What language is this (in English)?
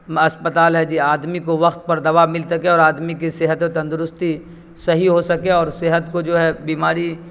Urdu